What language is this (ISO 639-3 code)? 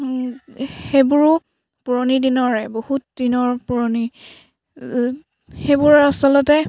asm